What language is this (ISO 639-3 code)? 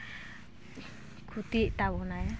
sat